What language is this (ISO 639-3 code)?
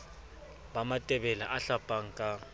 sot